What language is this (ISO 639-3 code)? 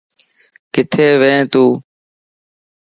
lss